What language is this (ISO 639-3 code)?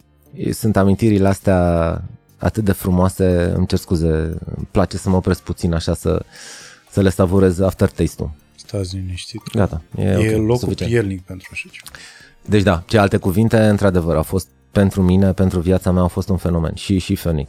ron